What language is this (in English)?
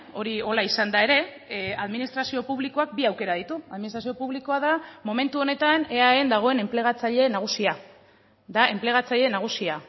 Basque